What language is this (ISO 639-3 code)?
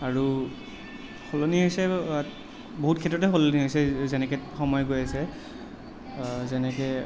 asm